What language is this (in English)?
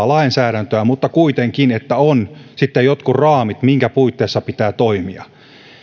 Finnish